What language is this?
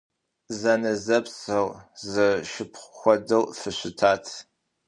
Kabardian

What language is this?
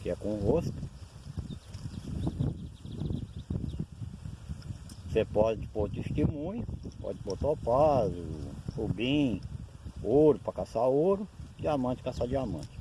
Portuguese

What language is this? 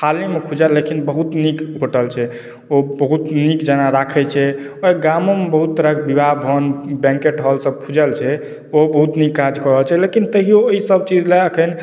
Maithili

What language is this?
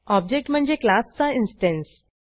Marathi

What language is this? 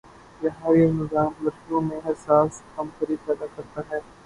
Urdu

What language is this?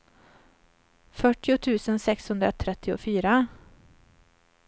Swedish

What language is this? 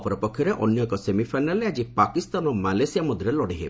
Odia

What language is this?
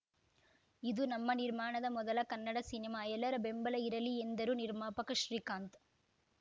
Kannada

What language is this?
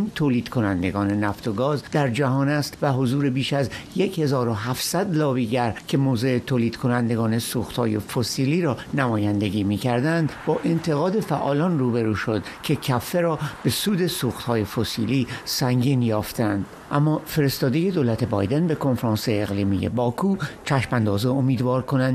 Persian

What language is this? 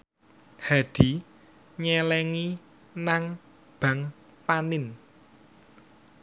Javanese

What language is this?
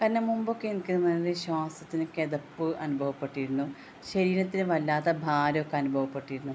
Malayalam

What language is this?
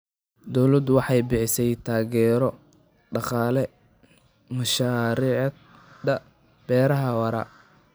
Somali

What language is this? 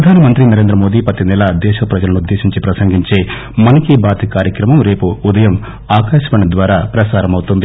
Telugu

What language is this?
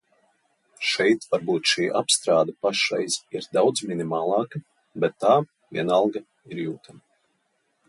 Latvian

